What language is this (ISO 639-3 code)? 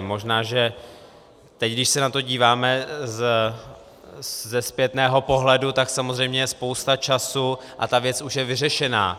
ces